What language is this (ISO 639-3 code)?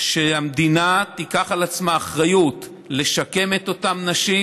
heb